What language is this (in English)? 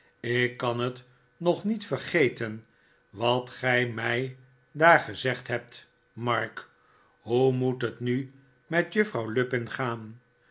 Dutch